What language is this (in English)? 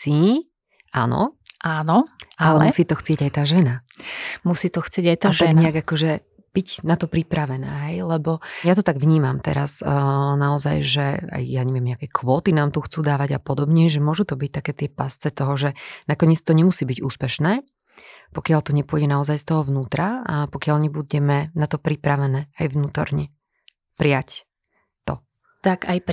Slovak